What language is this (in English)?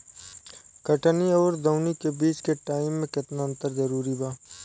Bhojpuri